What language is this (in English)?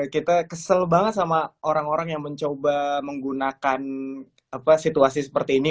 Indonesian